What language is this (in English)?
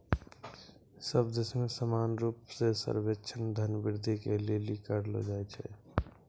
Maithili